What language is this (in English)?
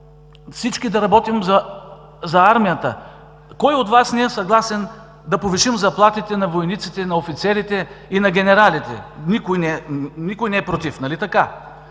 Bulgarian